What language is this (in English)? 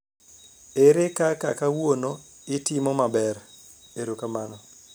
Luo (Kenya and Tanzania)